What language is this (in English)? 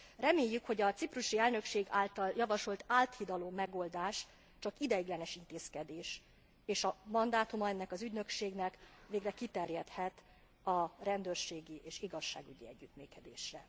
Hungarian